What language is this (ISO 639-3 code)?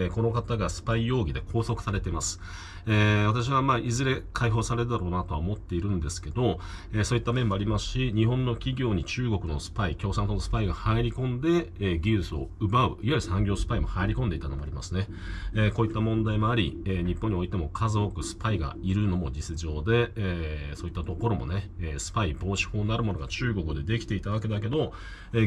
jpn